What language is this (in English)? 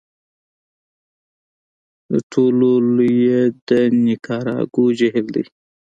Pashto